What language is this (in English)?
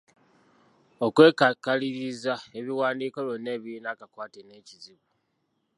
Ganda